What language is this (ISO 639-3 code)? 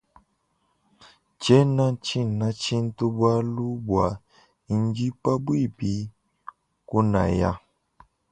lua